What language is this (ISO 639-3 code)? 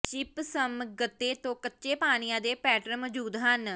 pan